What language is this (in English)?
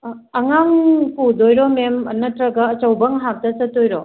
Manipuri